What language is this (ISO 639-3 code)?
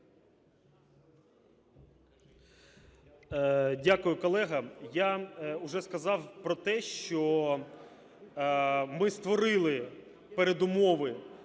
ukr